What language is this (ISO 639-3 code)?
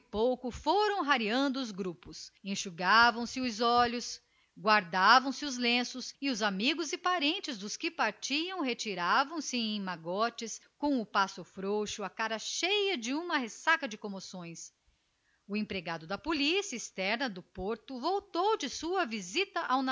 por